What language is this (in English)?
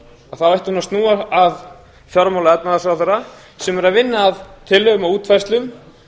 Icelandic